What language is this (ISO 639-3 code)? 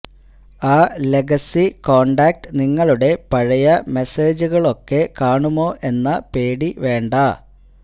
mal